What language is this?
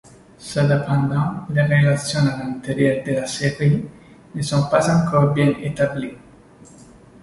French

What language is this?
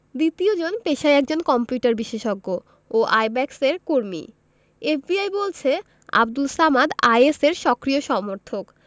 Bangla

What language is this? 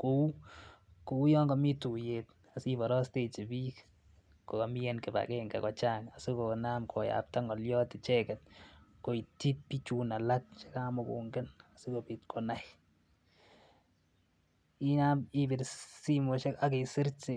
Kalenjin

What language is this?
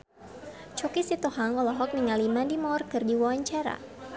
Sundanese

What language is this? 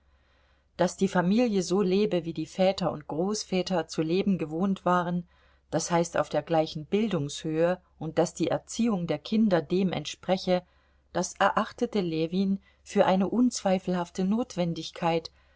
German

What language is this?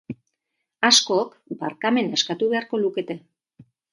Basque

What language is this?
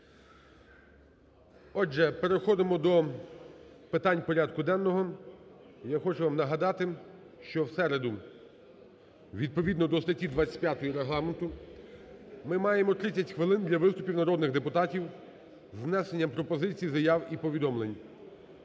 Ukrainian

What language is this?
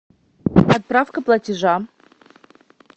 Russian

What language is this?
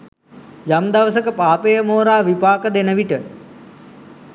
Sinhala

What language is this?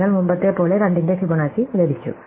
Malayalam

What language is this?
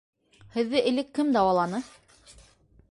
Bashkir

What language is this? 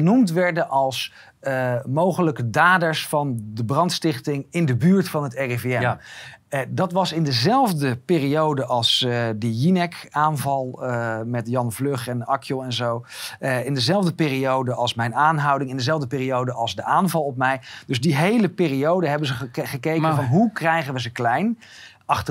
Dutch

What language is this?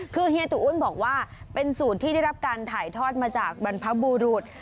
Thai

